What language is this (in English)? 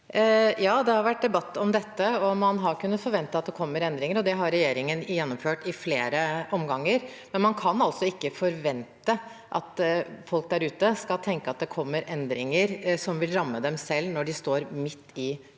Norwegian